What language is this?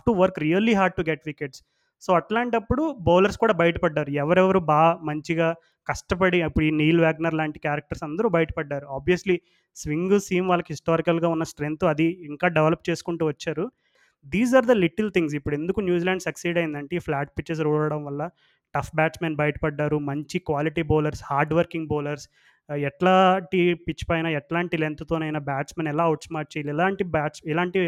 Telugu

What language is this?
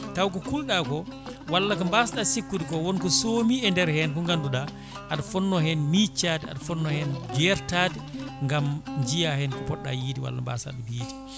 Fula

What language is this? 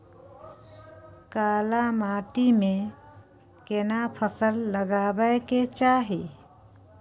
Maithili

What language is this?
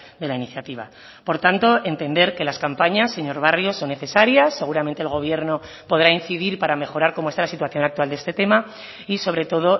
Spanish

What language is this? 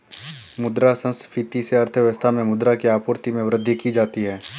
Hindi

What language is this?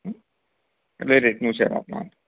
Gujarati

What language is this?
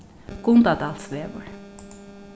Faroese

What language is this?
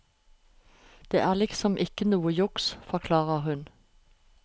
Norwegian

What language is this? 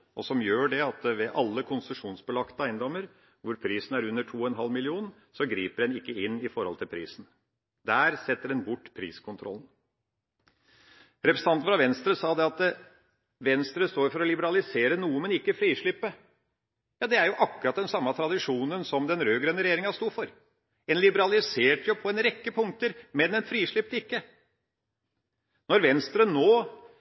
Norwegian Bokmål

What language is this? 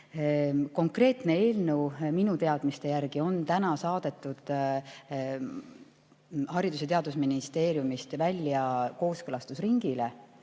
Estonian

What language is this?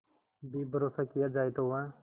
Hindi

